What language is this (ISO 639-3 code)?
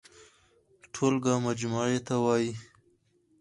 pus